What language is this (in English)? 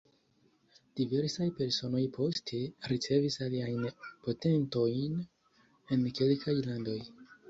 Esperanto